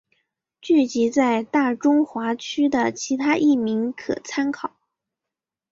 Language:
Chinese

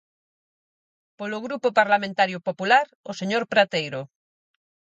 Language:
Galician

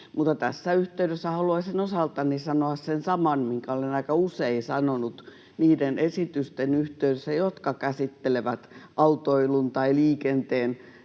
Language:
Finnish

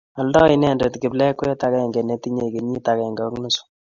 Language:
Kalenjin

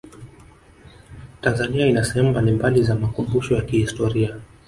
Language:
Swahili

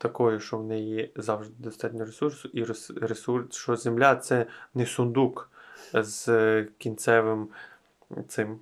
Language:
Ukrainian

